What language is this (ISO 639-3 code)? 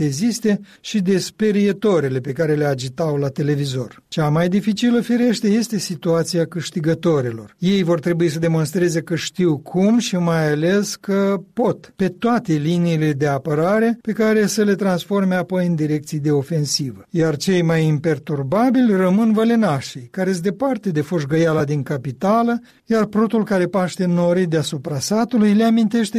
ron